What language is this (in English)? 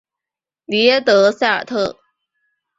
Chinese